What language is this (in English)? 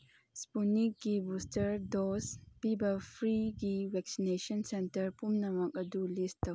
Manipuri